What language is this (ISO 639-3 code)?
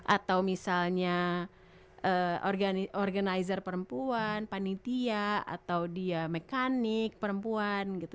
ind